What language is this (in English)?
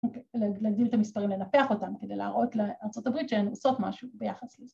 Hebrew